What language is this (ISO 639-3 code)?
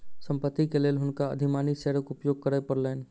mai